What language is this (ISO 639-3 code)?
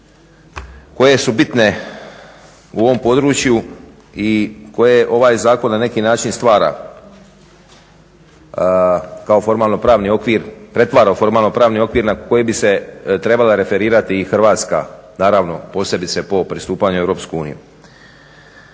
hrv